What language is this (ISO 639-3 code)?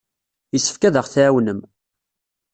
kab